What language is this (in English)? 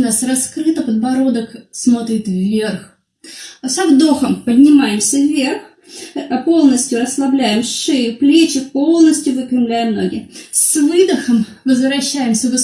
Russian